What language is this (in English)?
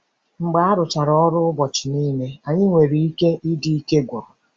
Igbo